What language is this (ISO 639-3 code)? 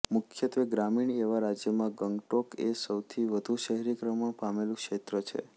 guj